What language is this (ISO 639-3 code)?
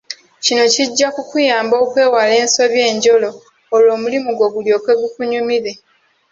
lug